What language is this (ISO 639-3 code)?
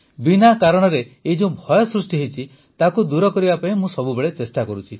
ori